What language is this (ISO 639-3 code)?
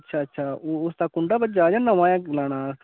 doi